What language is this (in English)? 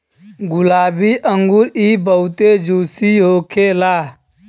Bhojpuri